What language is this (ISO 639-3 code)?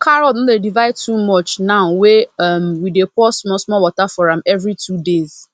pcm